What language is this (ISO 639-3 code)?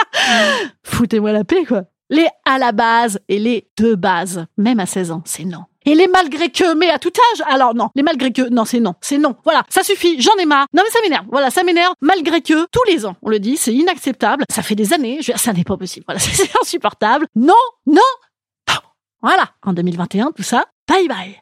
fra